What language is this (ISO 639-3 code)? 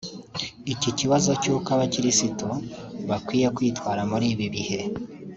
kin